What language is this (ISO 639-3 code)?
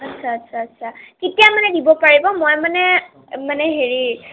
asm